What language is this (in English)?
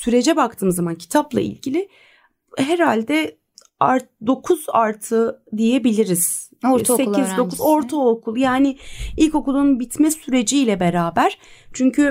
Turkish